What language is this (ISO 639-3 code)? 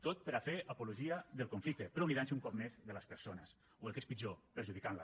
cat